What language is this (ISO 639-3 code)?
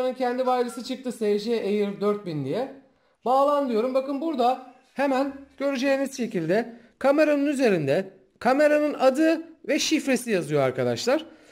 tur